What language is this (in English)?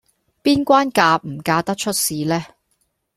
Cantonese